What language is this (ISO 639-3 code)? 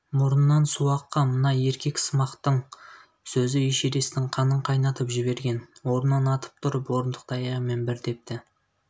kaz